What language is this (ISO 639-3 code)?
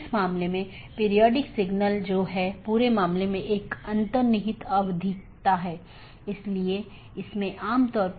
hin